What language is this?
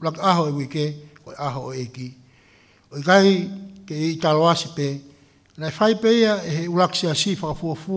Filipino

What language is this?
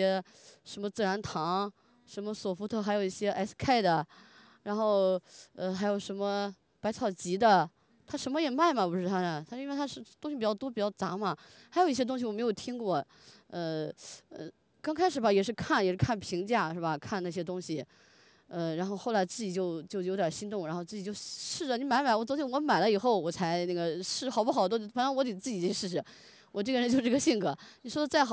Chinese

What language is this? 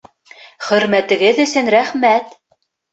Bashkir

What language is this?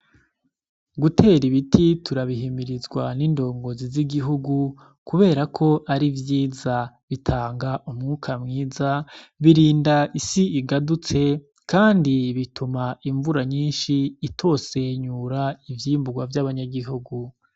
Rundi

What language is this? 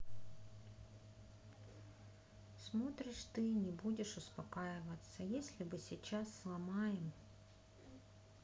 Russian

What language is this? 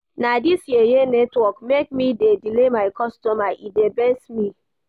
Nigerian Pidgin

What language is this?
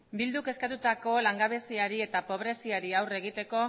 Basque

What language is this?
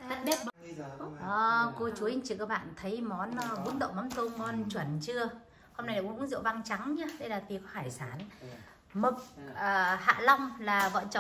Vietnamese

